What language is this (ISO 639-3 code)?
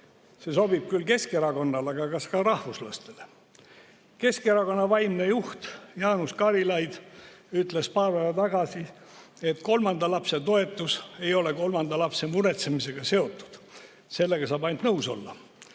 est